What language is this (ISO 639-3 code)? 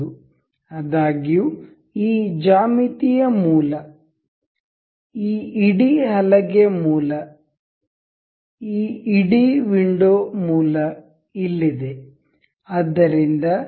kan